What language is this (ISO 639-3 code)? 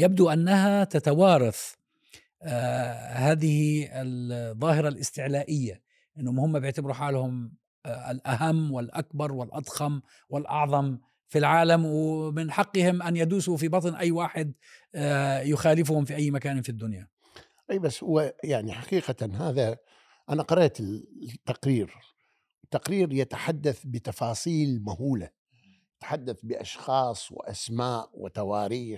ara